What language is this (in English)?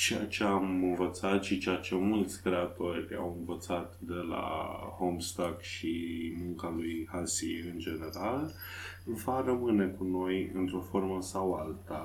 Romanian